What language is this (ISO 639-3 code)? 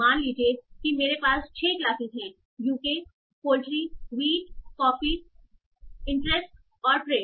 hin